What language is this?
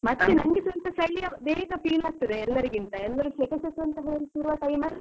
Kannada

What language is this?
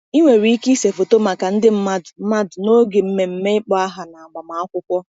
Igbo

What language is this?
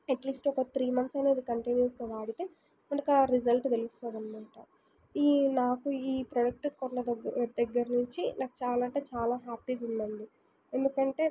Telugu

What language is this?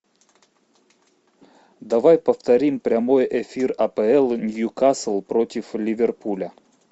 Russian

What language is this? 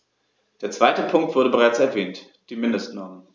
German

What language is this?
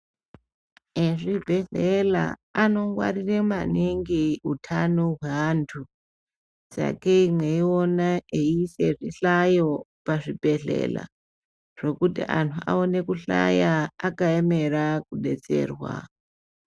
Ndau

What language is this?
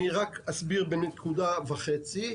Hebrew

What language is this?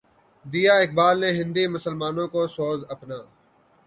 Urdu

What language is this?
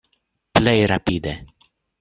Esperanto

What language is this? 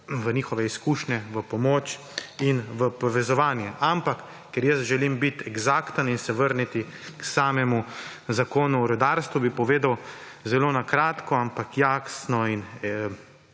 Slovenian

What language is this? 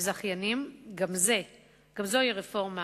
Hebrew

